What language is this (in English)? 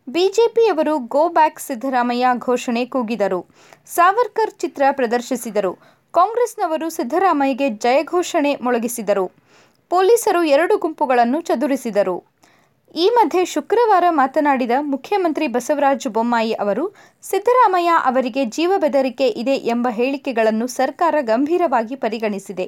Kannada